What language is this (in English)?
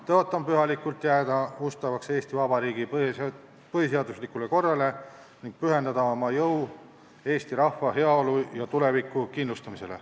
Estonian